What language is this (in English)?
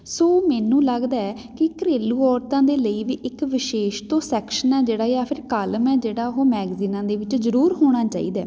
Punjabi